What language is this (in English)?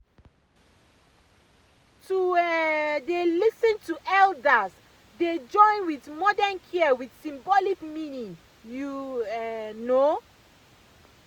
Nigerian Pidgin